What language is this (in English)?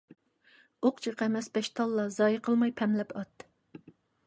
Uyghur